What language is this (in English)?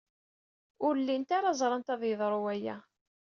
Kabyle